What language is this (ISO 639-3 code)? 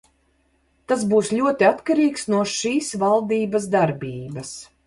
lav